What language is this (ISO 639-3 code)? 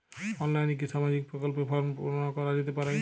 ben